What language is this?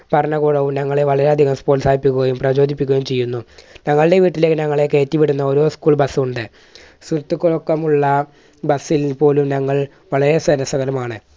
Malayalam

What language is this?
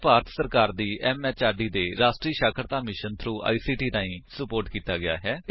Punjabi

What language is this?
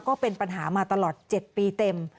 Thai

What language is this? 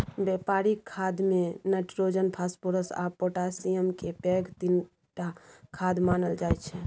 Maithili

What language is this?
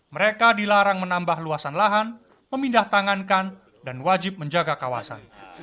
Indonesian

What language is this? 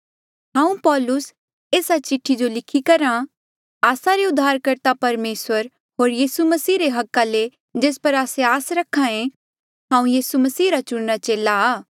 Mandeali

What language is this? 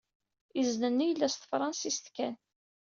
Kabyle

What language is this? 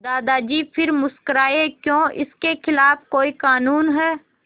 Hindi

